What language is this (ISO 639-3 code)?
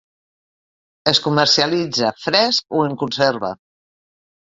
cat